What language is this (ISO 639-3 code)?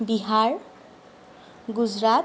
asm